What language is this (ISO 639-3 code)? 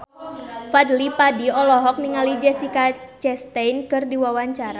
sun